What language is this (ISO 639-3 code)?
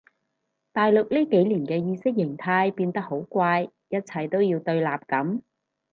yue